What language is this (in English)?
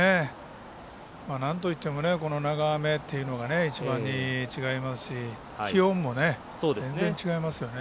Japanese